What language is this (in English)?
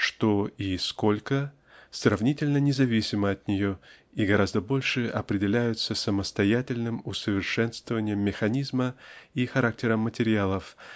Russian